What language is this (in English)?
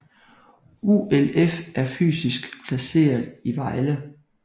Danish